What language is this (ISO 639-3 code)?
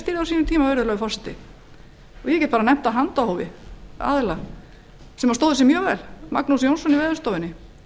isl